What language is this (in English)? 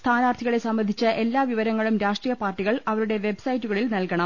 Malayalam